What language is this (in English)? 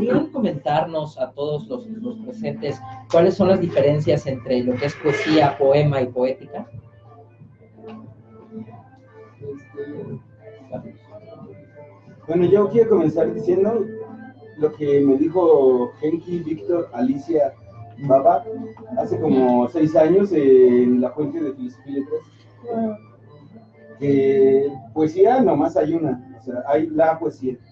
Spanish